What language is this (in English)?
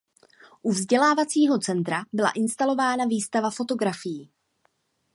Czech